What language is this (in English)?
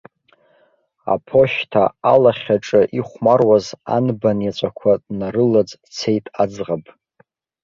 Abkhazian